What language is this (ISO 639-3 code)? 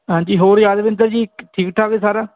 pan